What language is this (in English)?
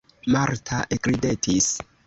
Esperanto